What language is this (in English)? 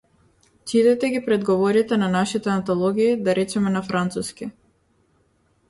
Macedonian